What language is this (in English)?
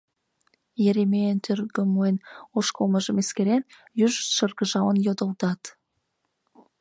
Mari